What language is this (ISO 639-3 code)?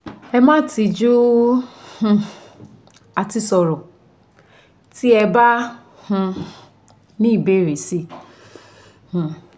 yor